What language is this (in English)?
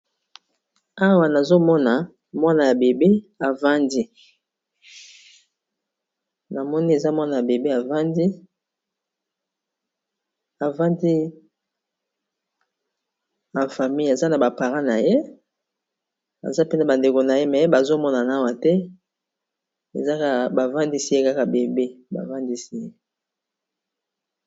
Lingala